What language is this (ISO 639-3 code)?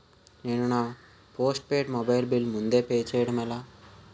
tel